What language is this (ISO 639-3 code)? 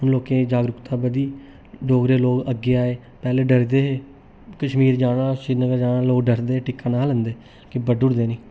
doi